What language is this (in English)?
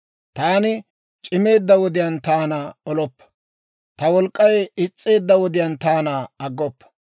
Dawro